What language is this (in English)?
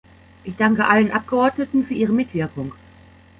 German